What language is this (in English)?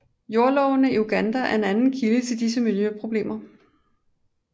Danish